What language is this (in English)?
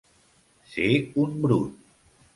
Catalan